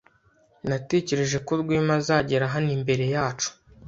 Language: Kinyarwanda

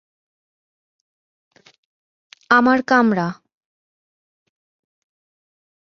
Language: Bangla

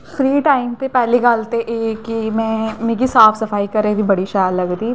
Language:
Dogri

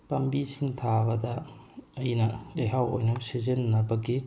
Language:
Manipuri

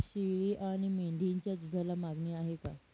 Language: Marathi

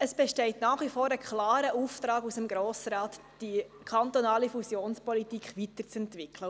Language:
Swiss German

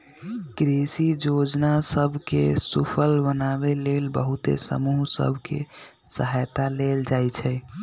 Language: Magahi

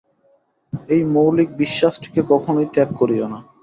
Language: Bangla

